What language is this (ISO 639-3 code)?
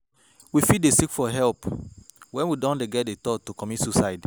pcm